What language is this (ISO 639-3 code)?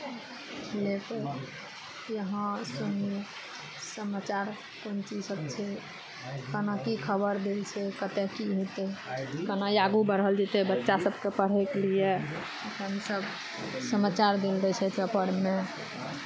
mai